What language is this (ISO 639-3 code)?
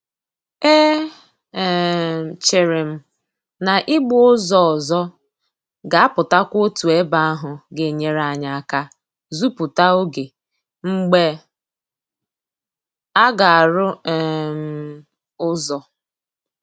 ibo